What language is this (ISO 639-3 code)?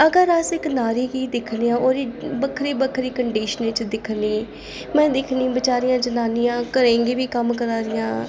doi